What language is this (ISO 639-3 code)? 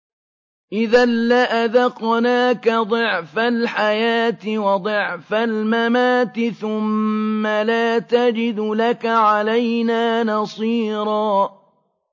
ara